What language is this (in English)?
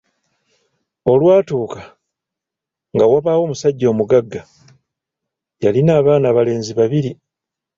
Ganda